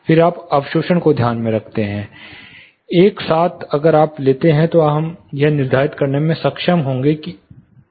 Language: Hindi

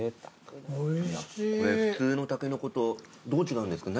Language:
Japanese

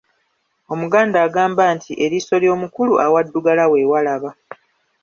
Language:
Ganda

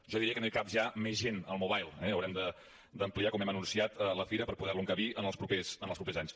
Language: Catalan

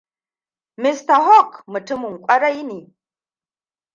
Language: Hausa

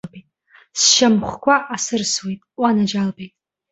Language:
Abkhazian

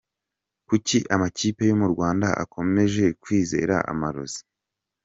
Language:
Kinyarwanda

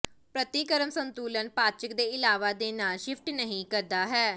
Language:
Punjabi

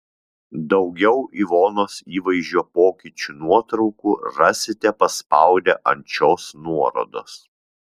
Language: Lithuanian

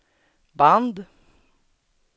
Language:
Swedish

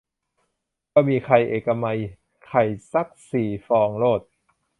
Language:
Thai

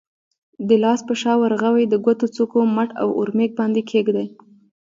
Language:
Pashto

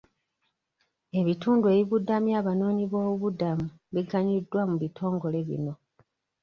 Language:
Ganda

